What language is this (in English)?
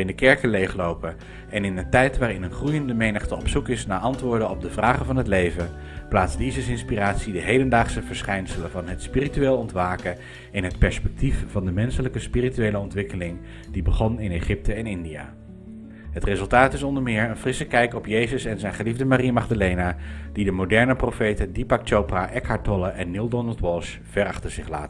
Dutch